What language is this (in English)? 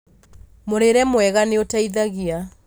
Kikuyu